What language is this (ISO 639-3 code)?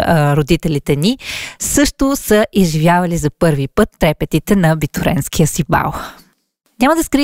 bul